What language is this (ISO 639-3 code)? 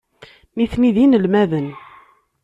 kab